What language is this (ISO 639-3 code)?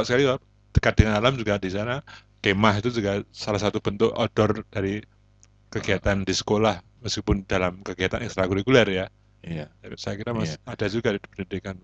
ind